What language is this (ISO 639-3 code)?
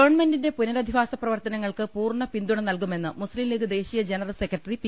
mal